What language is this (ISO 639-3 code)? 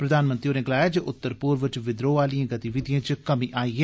doi